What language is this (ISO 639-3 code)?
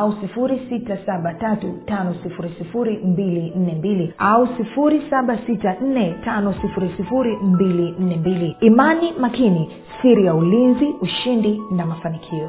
swa